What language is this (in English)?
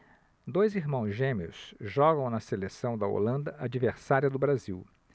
Portuguese